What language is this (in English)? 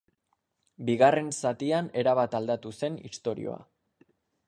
Basque